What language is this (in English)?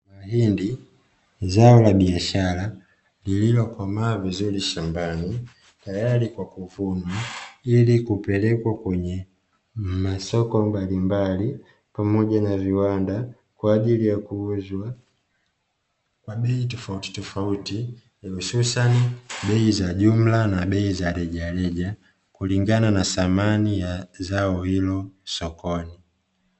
Swahili